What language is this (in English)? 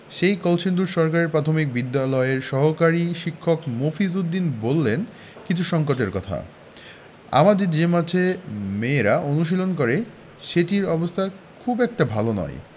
Bangla